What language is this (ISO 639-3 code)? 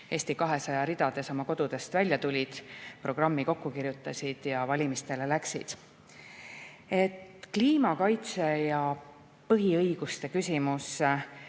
est